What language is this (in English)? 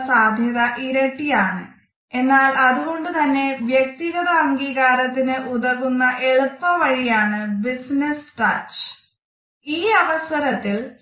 Malayalam